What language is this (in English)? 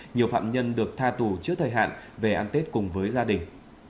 Vietnamese